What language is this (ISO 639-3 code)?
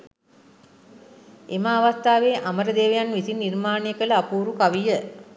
sin